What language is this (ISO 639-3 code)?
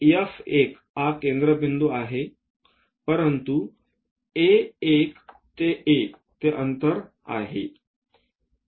mar